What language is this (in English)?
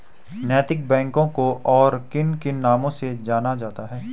Hindi